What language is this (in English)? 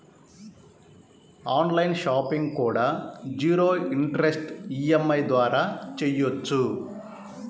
Telugu